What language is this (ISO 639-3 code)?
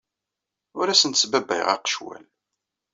kab